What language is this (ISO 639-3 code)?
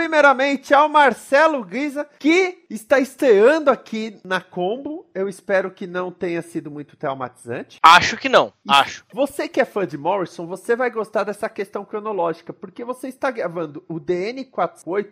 por